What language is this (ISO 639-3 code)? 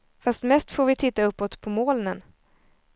swe